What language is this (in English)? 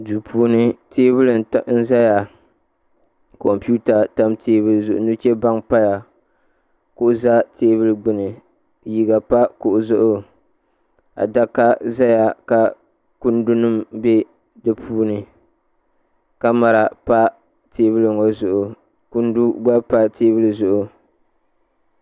Dagbani